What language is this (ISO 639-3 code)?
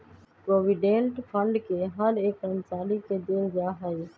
mag